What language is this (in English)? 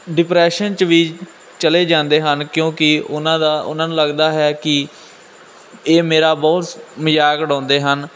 Punjabi